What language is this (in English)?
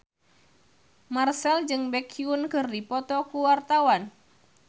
Sundanese